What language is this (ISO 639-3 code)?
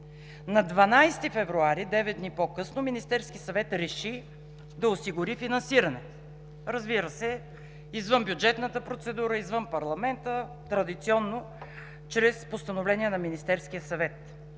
bul